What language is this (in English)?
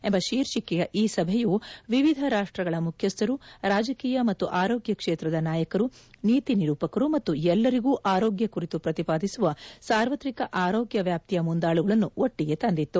Kannada